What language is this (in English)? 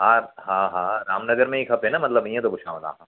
Sindhi